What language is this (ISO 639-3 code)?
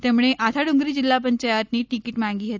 guj